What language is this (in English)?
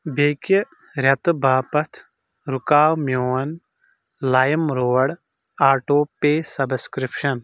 Kashmiri